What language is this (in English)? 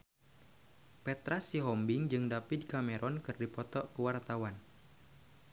Sundanese